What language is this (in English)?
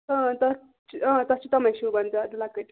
Kashmiri